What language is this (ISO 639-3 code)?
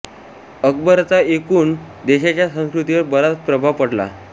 mar